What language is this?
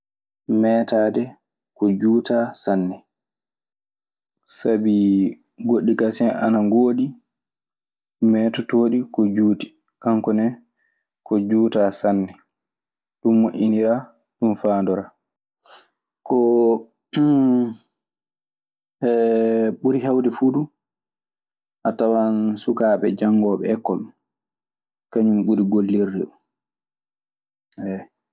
Maasina Fulfulde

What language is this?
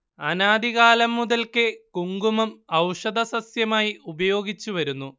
Malayalam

